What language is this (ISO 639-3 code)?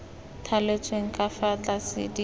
tsn